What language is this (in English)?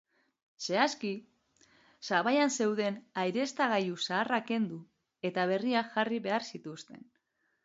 Basque